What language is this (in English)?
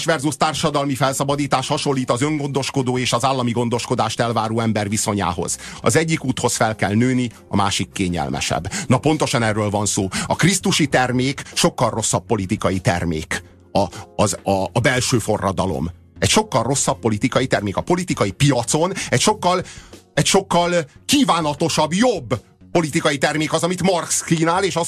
Hungarian